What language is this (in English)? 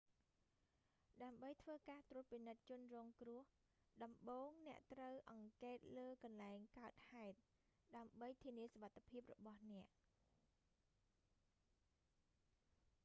Khmer